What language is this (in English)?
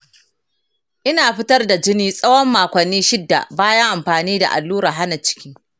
Hausa